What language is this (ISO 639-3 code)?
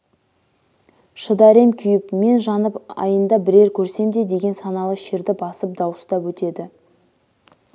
kaz